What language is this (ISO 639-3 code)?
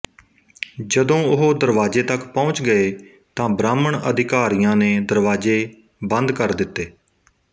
pan